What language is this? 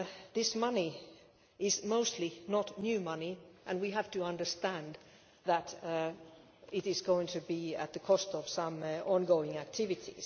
English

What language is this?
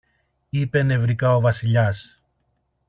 Greek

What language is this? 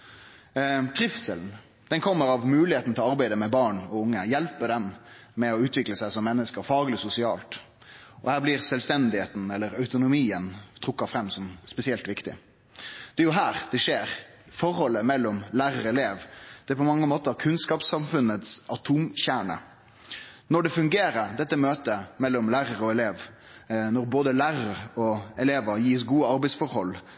Norwegian Nynorsk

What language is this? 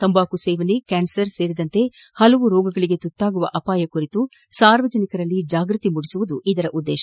Kannada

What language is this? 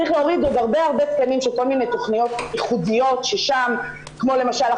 Hebrew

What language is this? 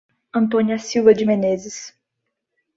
Portuguese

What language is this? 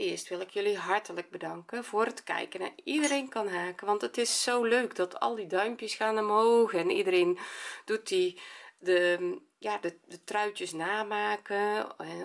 Dutch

